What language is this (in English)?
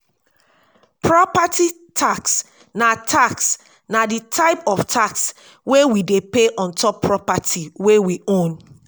Nigerian Pidgin